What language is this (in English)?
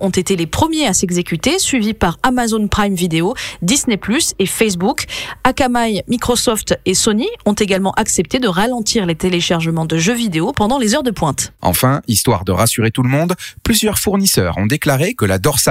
French